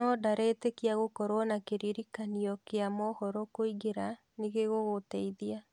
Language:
Kikuyu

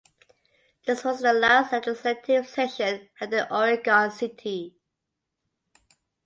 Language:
English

